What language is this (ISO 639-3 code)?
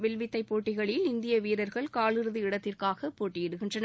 tam